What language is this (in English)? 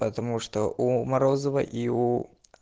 Russian